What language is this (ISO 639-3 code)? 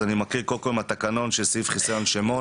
heb